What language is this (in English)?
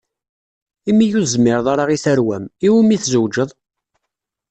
Kabyle